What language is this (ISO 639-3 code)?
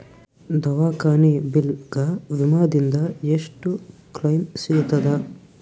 kan